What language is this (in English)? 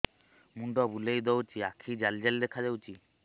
Odia